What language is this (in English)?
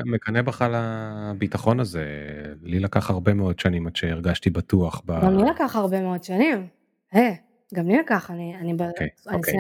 Hebrew